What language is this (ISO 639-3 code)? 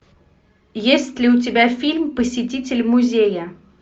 rus